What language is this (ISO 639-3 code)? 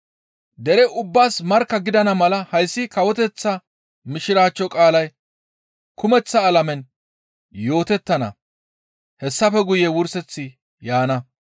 gmv